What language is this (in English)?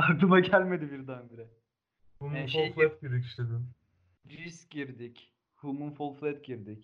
Turkish